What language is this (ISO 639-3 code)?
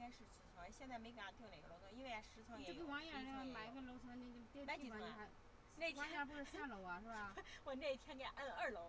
zho